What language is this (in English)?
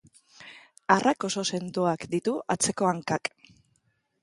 Basque